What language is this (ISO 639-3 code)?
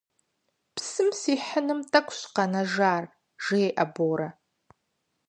kbd